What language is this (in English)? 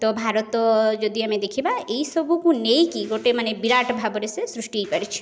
Odia